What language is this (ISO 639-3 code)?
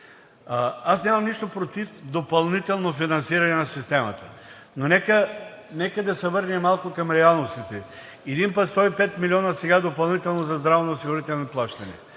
bul